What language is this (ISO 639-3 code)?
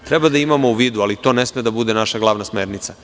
srp